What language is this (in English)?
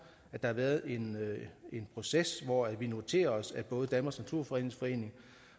Danish